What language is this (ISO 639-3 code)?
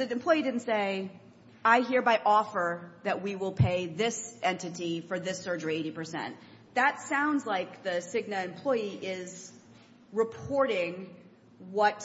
eng